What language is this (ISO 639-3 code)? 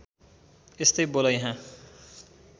nep